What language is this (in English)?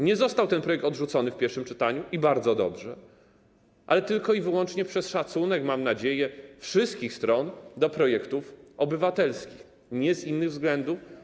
Polish